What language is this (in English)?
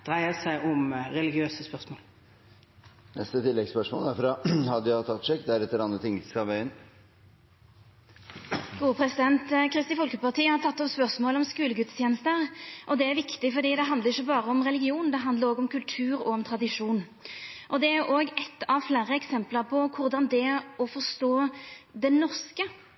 Norwegian